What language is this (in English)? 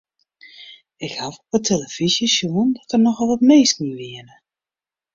Western Frisian